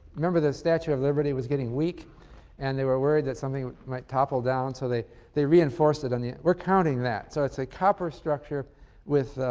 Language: English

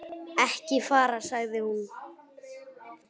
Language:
Icelandic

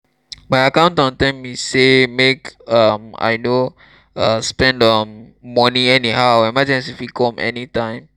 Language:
Nigerian Pidgin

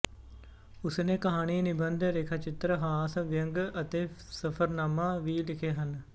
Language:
Punjabi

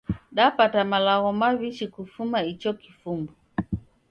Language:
Taita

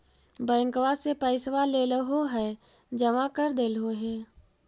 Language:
Magahi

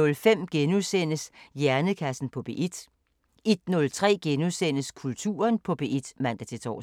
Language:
Danish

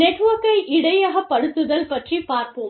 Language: Tamil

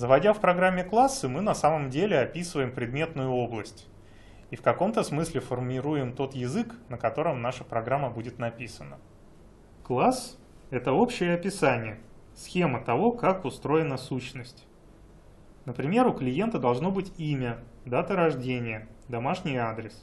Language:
Russian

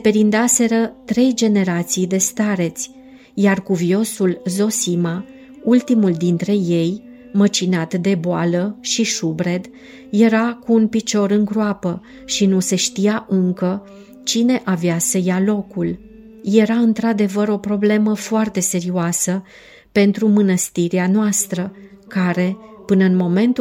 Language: Romanian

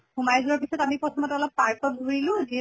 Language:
Assamese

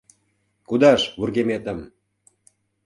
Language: Mari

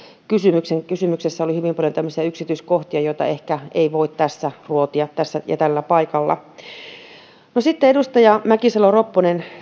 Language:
Finnish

